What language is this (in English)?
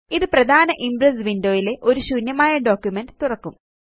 Malayalam